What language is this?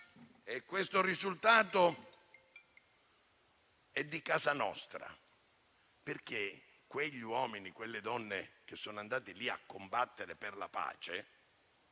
Italian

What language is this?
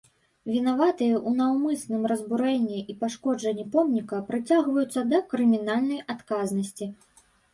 Belarusian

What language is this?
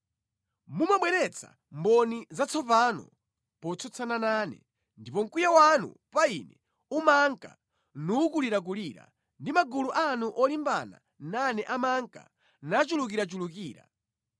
Nyanja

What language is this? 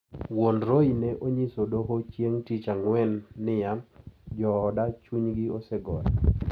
Luo (Kenya and Tanzania)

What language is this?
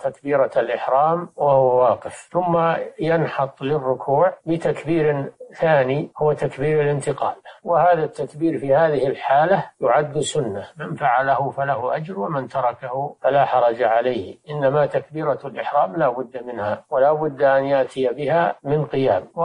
Arabic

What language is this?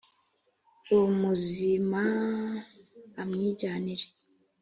Kinyarwanda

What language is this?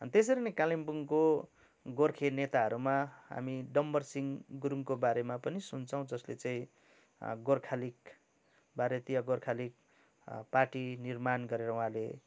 Nepali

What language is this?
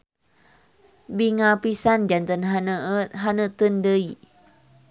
Sundanese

